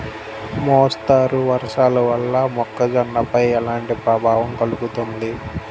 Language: Telugu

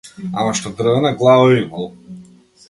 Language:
Macedonian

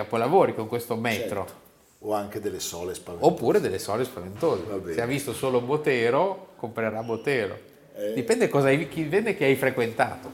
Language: Italian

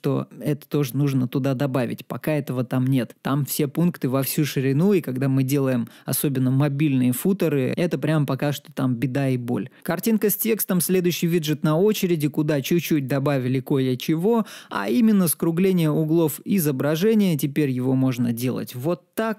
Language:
Russian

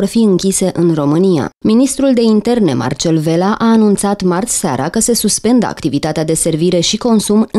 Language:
Romanian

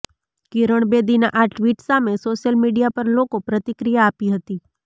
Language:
Gujarati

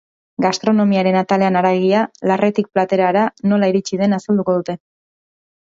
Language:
Basque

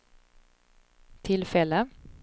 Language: Swedish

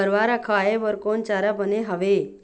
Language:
Chhattisgarhi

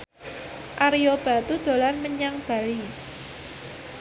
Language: Javanese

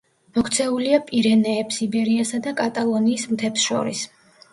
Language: Georgian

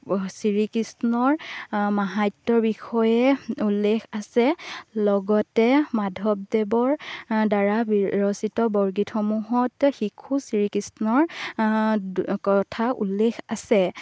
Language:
Assamese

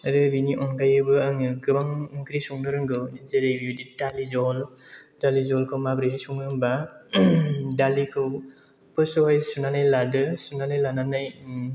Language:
Bodo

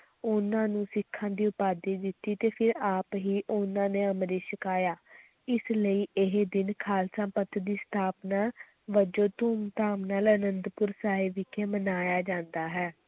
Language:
Punjabi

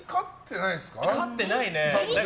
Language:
Japanese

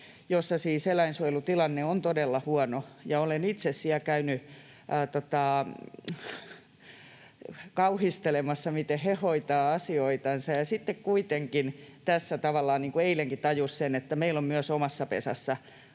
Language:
Finnish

